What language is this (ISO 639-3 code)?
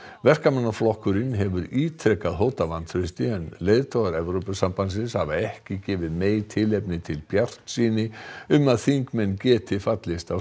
isl